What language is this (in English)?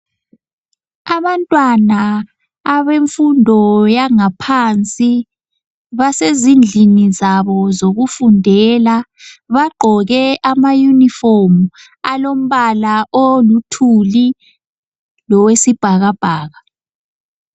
North Ndebele